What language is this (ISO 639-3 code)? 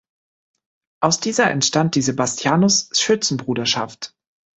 deu